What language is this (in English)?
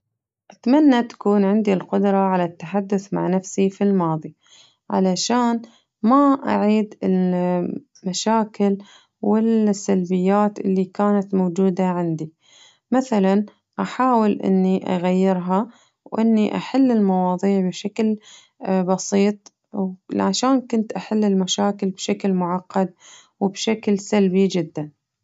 Najdi Arabic